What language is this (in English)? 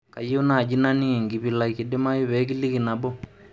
Masai